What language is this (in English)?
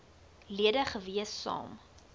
Afrikaans